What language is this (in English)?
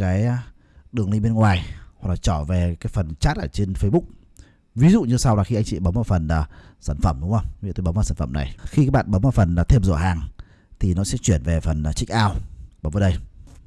Vietnamese